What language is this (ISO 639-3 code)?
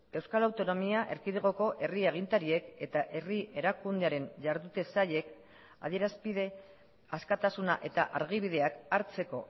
eus